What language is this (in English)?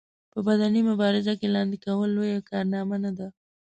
Pashto